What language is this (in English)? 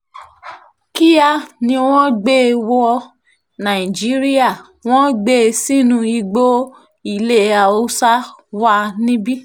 Yoruba